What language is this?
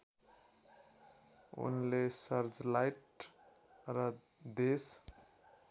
Nepali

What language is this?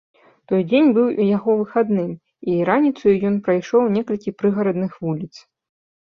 Belarusian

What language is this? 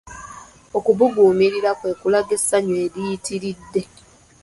Ganda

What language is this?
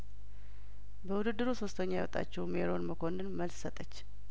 Amharic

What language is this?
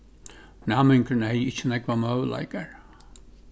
Faroese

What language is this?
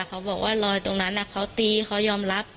Thai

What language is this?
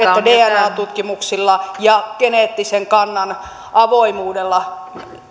Finnish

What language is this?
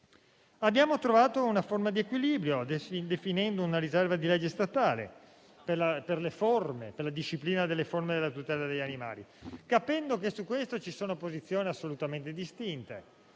Italian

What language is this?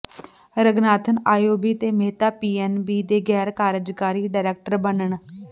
Punjabi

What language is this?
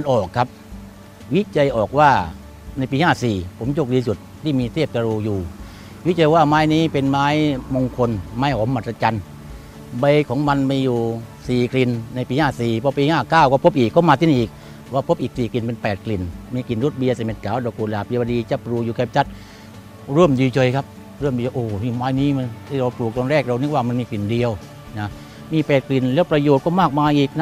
Thai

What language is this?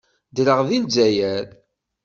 Kabyle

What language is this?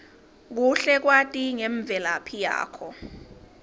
Swati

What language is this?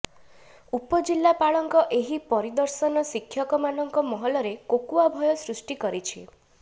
Odia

